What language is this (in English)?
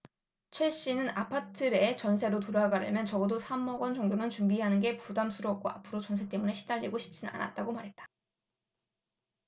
Korean